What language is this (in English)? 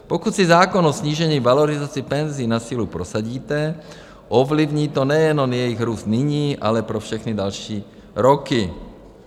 Czech